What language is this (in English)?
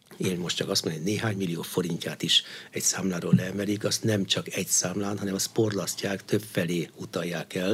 Hungarian